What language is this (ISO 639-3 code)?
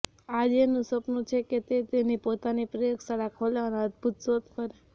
guj